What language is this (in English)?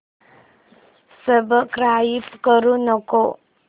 Marathi